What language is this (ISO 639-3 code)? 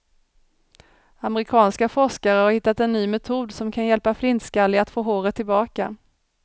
swe